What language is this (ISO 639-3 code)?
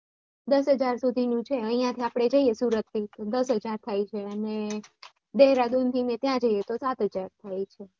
guj